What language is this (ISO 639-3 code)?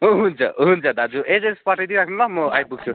nep